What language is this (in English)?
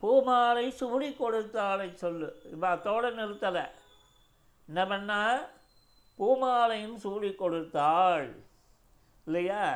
Tamil